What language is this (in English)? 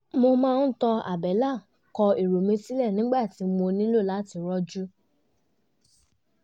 Yoruba